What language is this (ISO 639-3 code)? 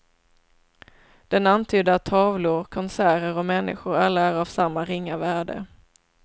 swe